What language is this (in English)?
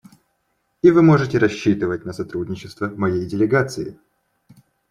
Russian